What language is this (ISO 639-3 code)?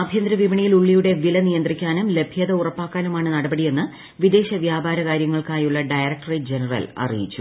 mal